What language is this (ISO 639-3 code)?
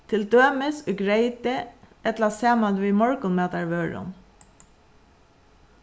fao